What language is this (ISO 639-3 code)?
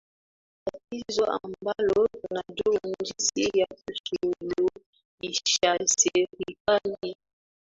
swa